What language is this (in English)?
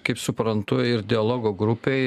Lithuanian